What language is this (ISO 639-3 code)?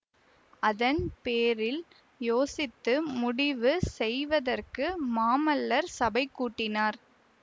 tam